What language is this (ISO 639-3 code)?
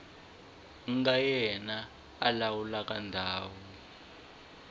tso